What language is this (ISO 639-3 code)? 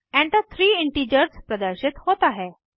hin